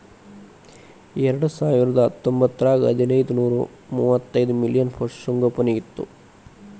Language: Kannada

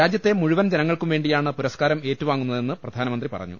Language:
Malayalam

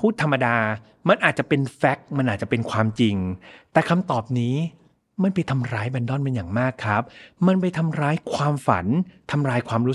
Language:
Thai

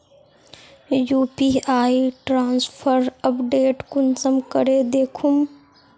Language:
Magahi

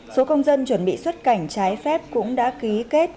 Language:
Vietnamese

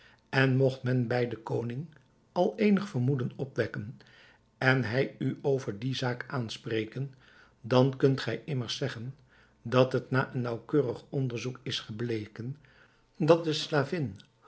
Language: Dutch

